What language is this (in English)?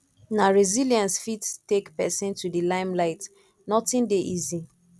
Nigerian Pidgin